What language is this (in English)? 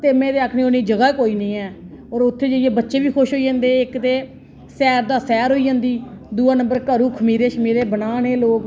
Dogri